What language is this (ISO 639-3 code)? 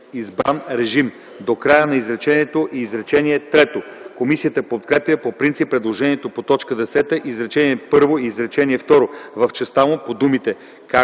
bul